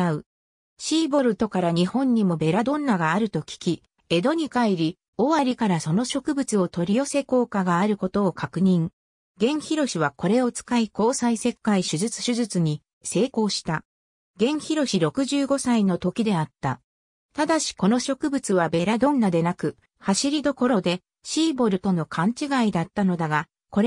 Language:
Japanese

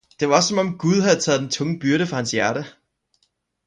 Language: Danish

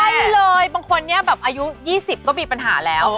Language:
Thai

